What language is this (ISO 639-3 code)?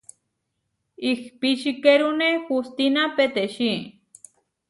var